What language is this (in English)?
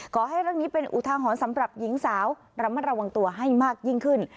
Thai